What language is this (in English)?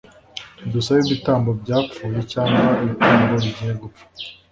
Kinyarwanda